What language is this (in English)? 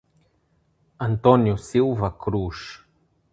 Portuguese